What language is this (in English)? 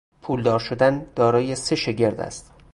Persian